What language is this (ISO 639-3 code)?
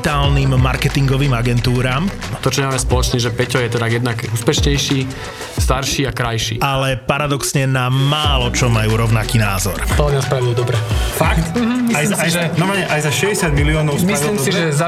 slk